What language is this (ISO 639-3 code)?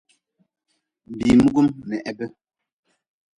nmz